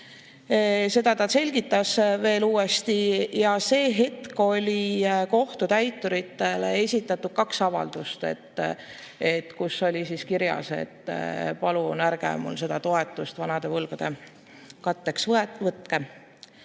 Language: Estonian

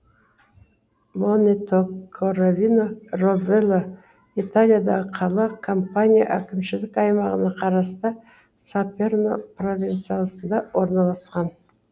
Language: Kazakh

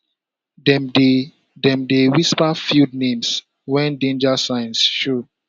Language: Nigerian Pidgin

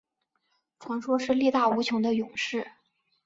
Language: Chinese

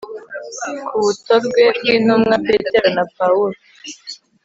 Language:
Kinyarwanda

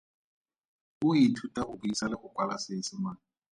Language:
Tswana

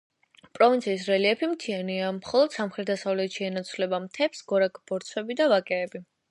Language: Georgian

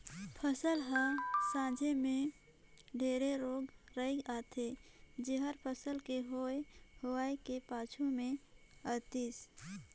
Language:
Chhattisgarhi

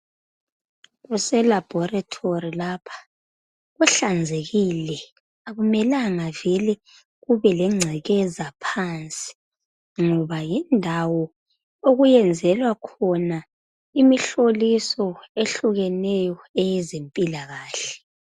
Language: North Ndebele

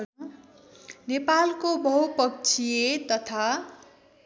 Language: Nepali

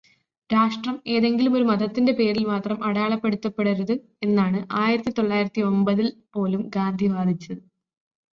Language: Malayalam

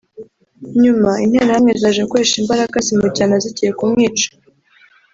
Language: Kinyarwanda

